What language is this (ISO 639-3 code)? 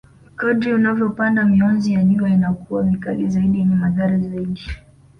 swa